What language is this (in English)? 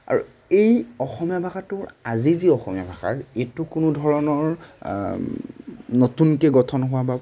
Assamese